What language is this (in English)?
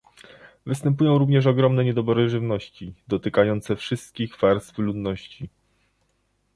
Polish